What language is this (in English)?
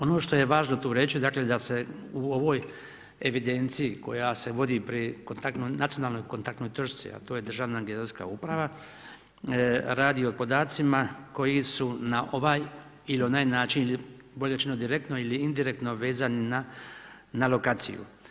Croatian